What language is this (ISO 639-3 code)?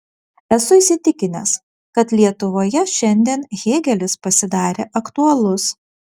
lit